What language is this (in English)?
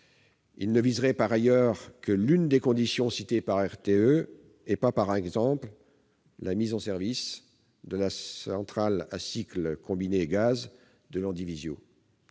French